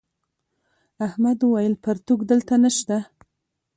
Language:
Pashto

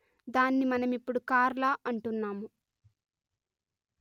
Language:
Telugu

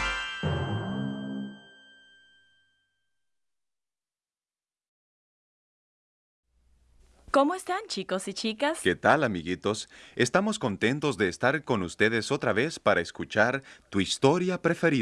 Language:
Spanish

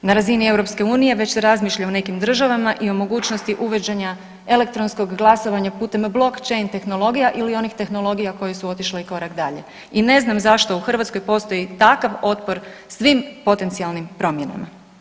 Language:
Croatian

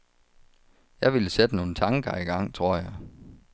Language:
Danish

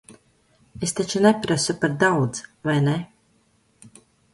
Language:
Latvian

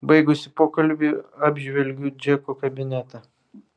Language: Lithuanian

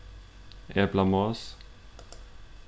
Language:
Faroese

